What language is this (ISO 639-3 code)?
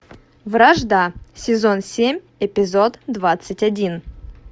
rus